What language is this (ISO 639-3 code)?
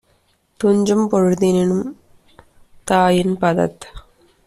tam